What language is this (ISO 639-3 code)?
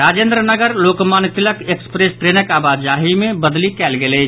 mai